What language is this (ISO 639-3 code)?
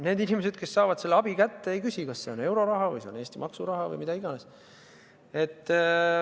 est